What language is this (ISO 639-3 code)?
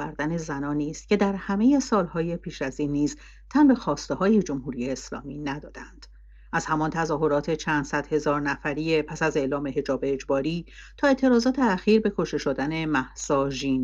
fas